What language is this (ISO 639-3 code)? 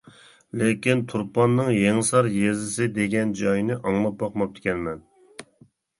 uig